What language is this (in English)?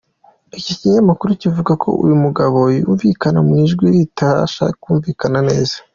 Kinyarwanda